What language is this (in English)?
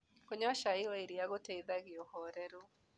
Kikuyu